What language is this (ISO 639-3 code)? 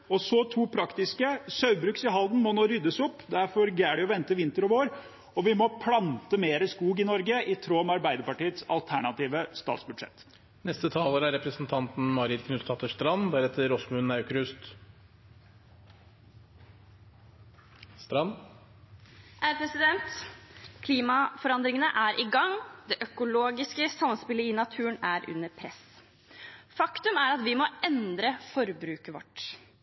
nob